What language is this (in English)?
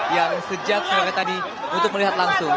Indonesian